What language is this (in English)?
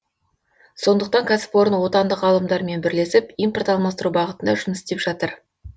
Kazakh